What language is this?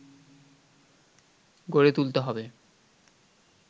Bangla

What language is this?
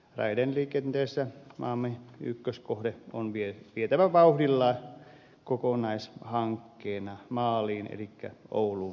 Finnish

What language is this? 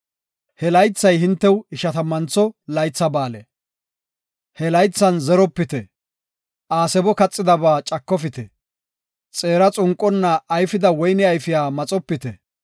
Gofa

